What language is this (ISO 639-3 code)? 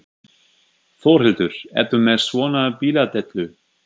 isl